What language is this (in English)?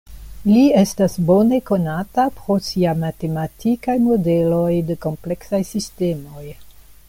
Esperanto